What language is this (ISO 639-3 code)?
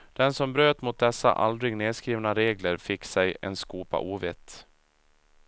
swe